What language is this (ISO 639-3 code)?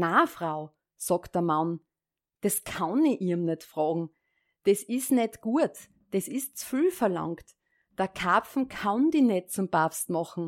deu